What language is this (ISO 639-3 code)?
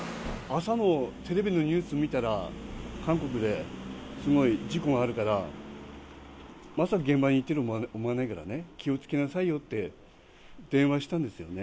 jpn